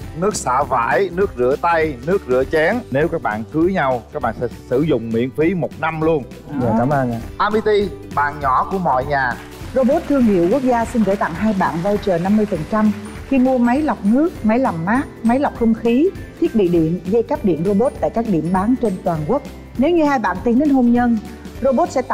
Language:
Vietnamese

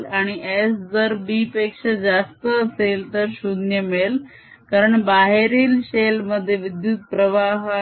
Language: Marathi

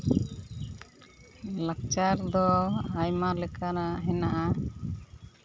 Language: Santali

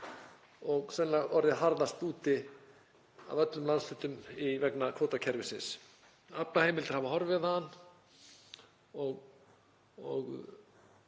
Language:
Icelandic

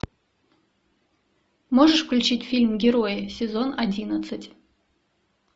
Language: Russian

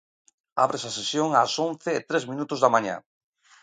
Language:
Galician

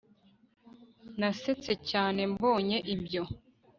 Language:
Kinyarwanda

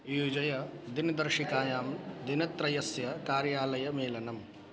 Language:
Sanskrit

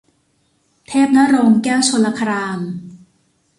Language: Thai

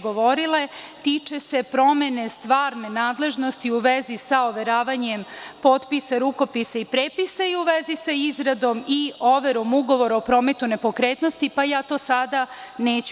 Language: Serbian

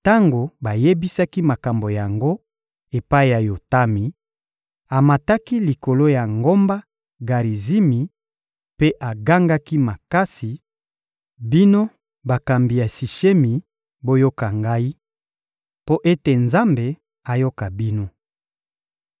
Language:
Lingala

